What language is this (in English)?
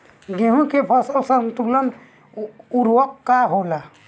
Bhojpuri